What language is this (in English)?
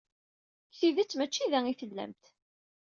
Kabyle